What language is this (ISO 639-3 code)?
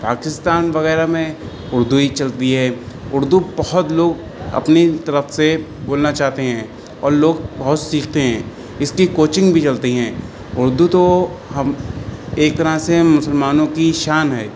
urd